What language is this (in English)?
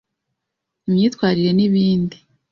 Kinyarwanda